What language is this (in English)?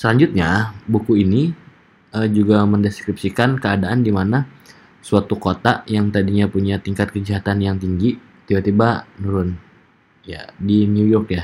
Indonesian